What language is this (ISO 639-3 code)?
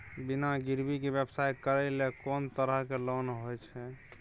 mai